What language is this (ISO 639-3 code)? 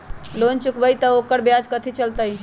mag